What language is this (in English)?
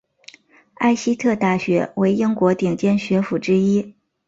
Chinese